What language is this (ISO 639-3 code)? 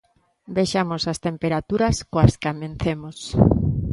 glg